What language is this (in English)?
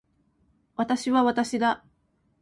Japanese